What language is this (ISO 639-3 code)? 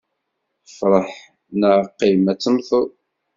kab